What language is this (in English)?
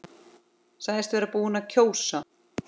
Icelandic